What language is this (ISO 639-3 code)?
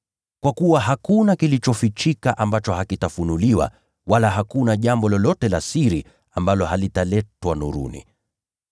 swa